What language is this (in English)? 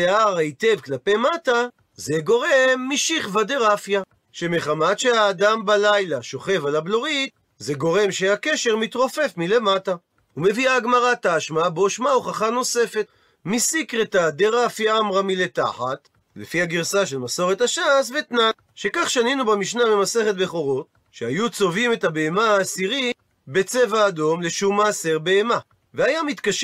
Hebrew